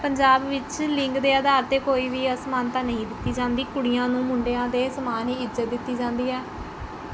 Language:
Punjabi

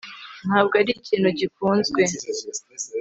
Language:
Kinyarwanda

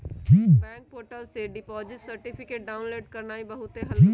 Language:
Magahi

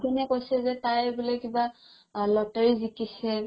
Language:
Assamese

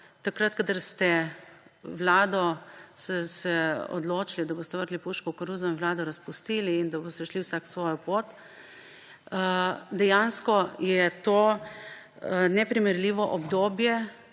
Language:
Slovenian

